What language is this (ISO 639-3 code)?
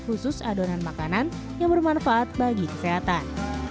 ind